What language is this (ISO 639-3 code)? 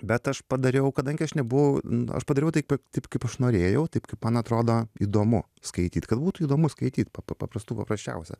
lit